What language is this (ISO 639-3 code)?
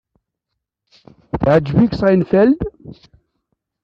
kab